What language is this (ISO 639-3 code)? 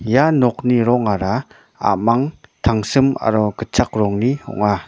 grt